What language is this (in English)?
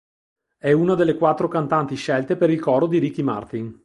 Italian